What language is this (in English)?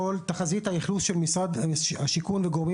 Hebrew